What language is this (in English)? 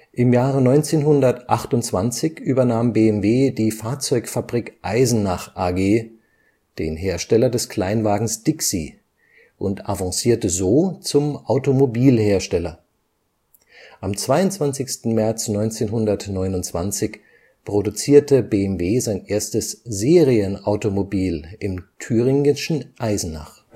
German